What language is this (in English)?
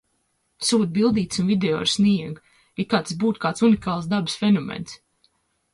Latvian